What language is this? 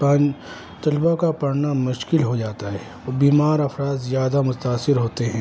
Urdu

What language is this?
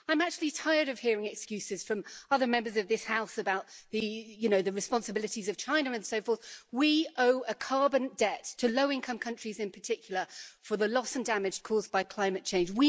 English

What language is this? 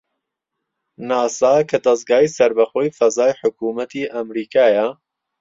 Central Kurdish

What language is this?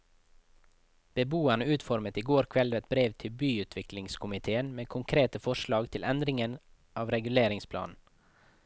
Norwegian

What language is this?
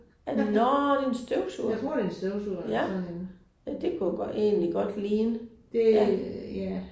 Danish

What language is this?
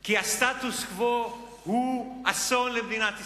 Hebrew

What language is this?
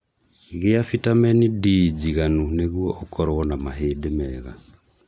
Kikuyu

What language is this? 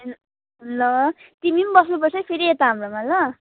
Nepali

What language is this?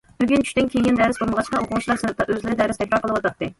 Uyghur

